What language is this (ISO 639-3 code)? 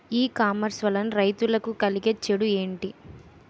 tel